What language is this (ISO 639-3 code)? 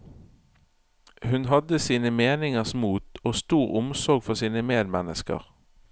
nor